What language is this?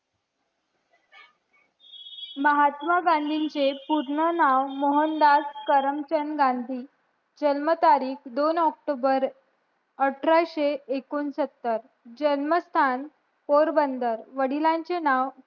Marathi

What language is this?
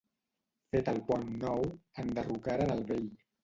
Catalan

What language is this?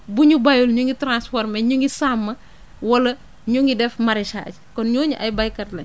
Wolof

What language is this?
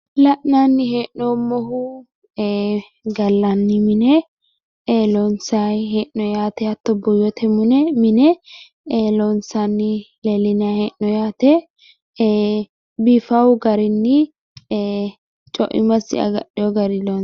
Sidamo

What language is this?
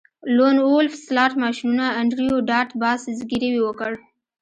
Pashto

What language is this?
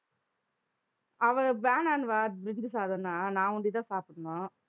Tamil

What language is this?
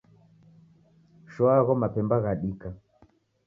Taita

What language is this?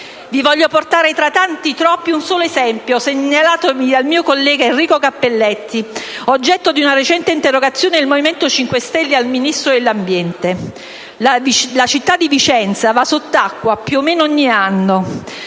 Italian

